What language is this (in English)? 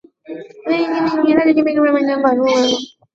Chinese